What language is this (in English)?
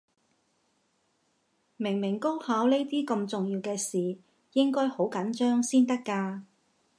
Cantonese